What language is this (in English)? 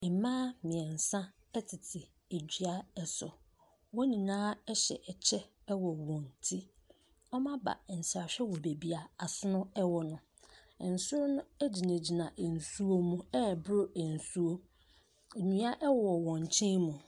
Akan